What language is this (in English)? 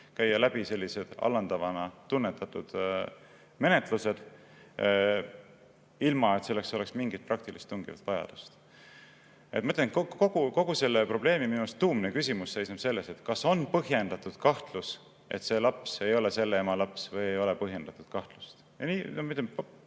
Estonian